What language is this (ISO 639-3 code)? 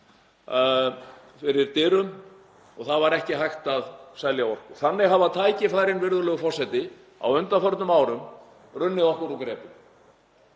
isl